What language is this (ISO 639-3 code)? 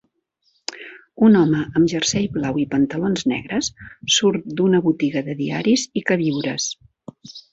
cat